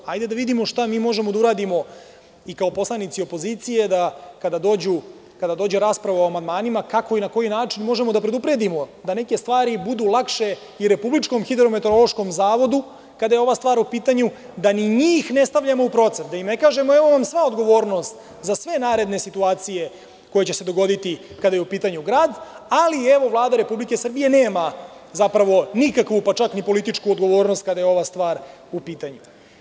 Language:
Serbian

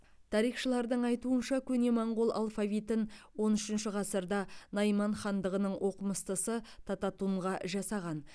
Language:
Kazakh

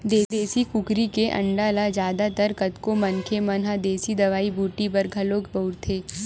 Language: Chhattisgarhi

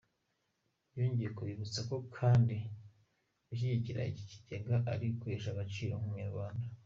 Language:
Kinyarwanda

